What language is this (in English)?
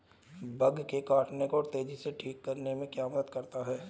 Hindi